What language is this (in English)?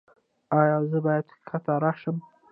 Pashto